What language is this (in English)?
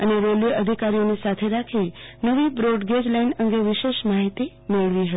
Gujarati